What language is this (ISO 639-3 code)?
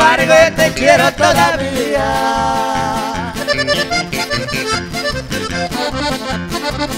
spa